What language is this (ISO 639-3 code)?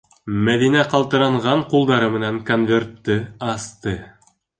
bak